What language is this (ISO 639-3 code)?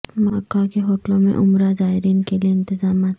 urd